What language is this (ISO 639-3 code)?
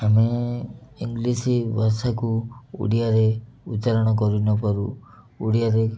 ori